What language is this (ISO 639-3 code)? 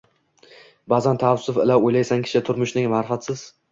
uzb